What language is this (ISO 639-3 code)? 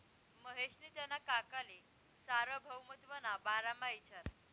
mar